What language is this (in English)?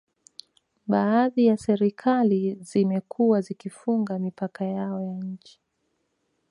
Swahili